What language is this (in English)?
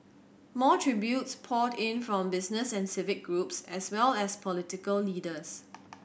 English